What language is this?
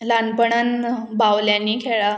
Konkani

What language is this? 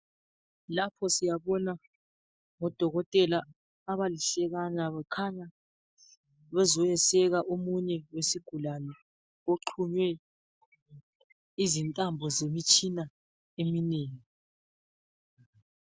North Ndebele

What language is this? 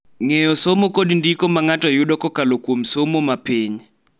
Luo (Kenya and Tanzania)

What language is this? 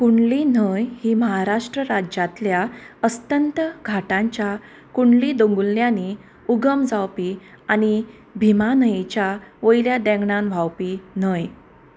Konkani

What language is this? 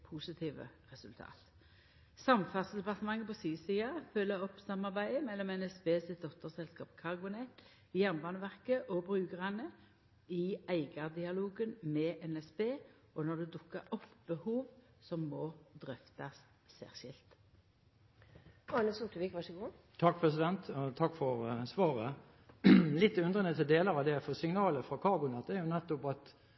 Norwegian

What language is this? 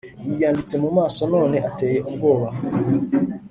Kinyarwanda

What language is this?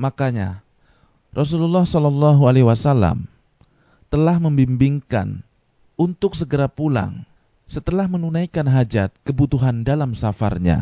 Indonesian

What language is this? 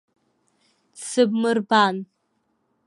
Abkhazian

